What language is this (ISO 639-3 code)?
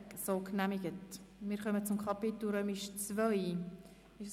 gsw